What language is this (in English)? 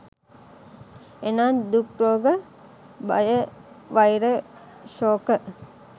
Sinhala